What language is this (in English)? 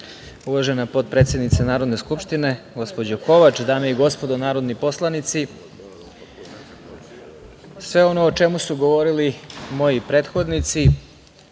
Serbian